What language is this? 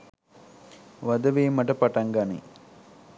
Sinhala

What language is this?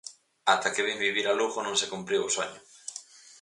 Galician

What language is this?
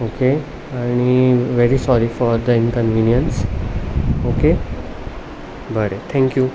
Konkani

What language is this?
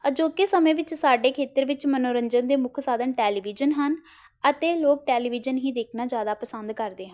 Punjabi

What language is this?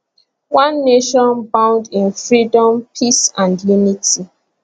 Nigerian Pidgin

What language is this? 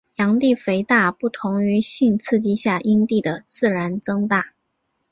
Chinese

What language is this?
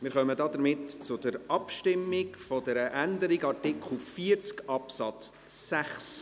Swiss German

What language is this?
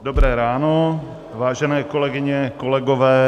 Czech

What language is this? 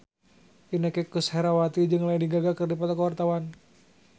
Sundanese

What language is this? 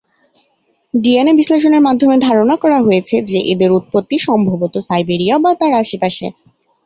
Bangla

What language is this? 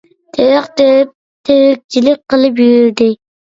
Uyghur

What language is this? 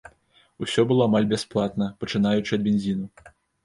Belarusian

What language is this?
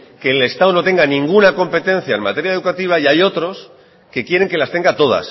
Spanish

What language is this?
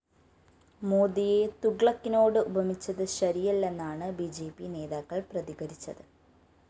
Malayalam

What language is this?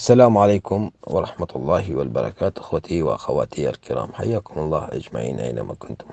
Arabic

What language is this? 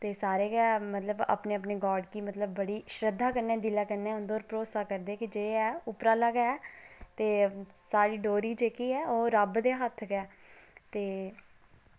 Dogri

